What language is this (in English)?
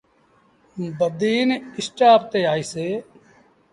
Sindhi Bhil